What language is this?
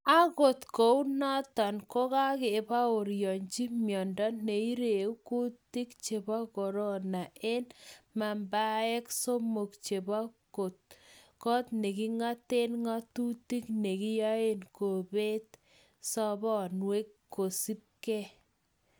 Kalenjin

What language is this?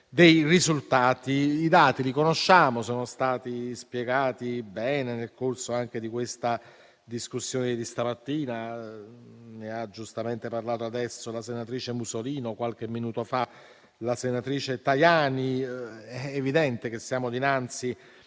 Italian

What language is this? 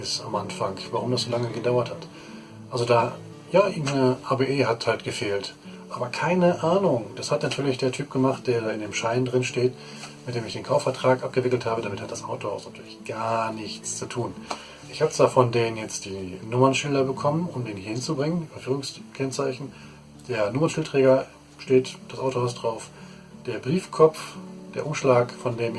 German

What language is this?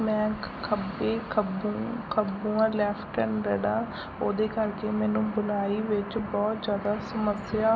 Punjabi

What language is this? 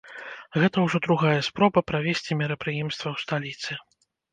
Belarusian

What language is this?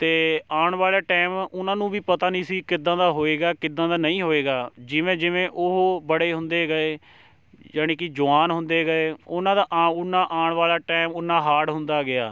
Punjabi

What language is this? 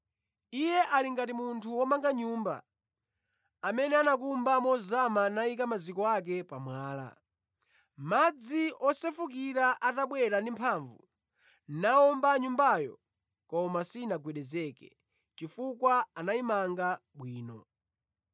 Nyanja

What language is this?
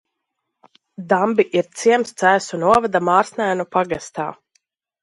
Latvian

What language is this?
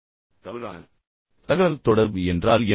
Tamil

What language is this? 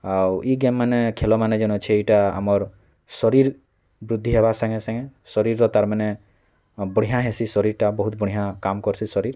Odia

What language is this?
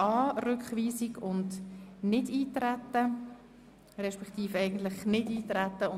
Swiss German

